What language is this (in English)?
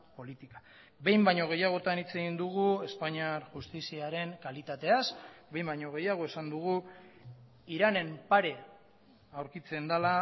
Basque